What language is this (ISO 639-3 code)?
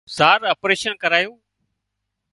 kxp